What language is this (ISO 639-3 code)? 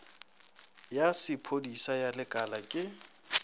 nso